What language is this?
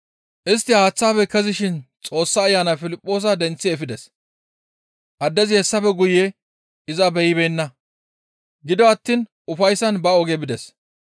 Gamo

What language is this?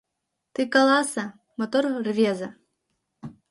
Mari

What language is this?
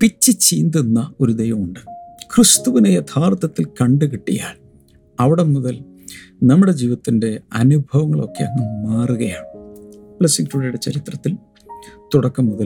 Malayalam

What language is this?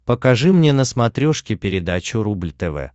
Russian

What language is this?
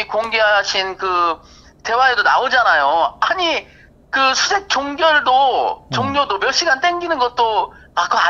Korean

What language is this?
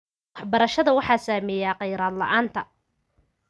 Somali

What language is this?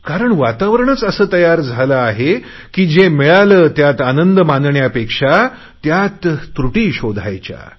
Marathi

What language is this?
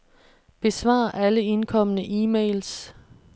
Danish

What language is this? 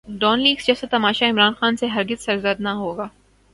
Urdu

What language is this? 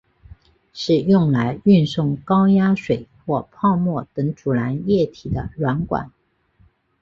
Chinese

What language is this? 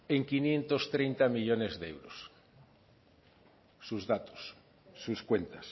Spanish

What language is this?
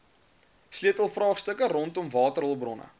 Afrikaans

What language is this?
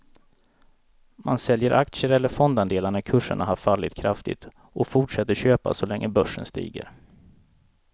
Swedish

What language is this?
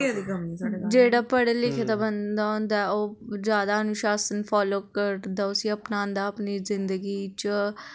Dogri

